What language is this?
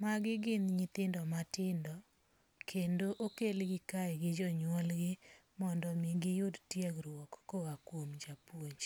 Luo (Kenya and Tanzania)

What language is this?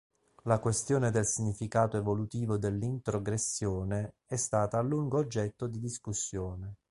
Italian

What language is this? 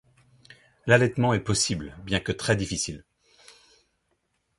French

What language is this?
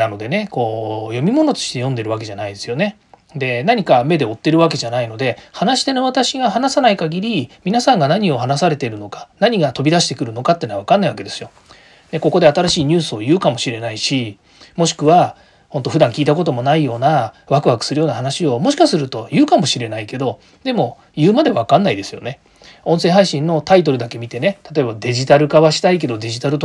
Japanese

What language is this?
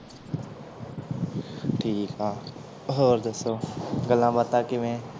Punjabi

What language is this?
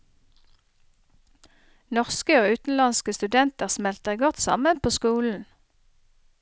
Norwegian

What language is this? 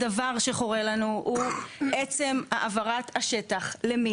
Hebrew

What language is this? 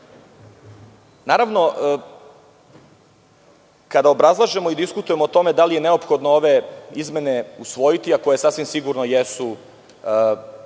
Serbian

